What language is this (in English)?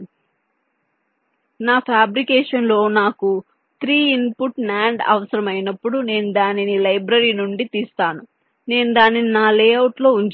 Telugu